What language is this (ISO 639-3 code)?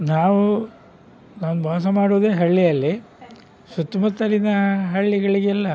kan